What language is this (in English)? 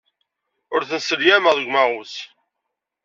Kabyle